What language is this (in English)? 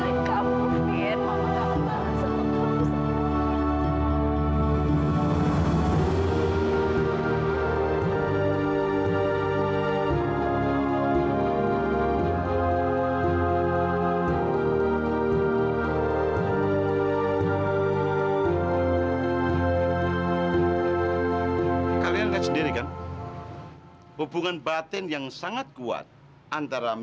Indonesian